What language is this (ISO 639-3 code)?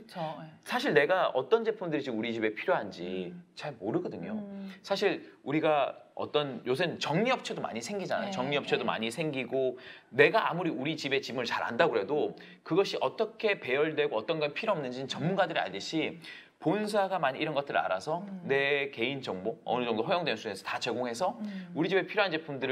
kor